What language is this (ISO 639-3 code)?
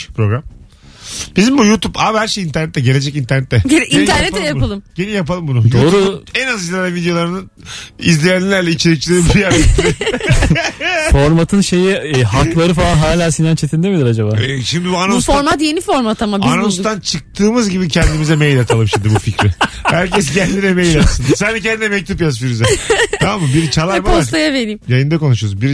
tur